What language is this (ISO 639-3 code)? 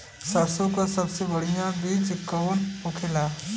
bho